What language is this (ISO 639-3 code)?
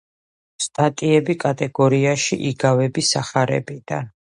kat